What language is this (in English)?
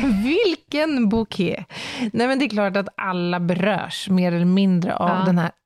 Swedish